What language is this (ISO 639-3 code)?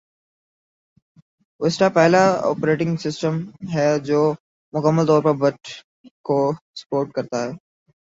urd